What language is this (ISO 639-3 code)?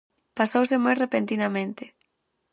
glg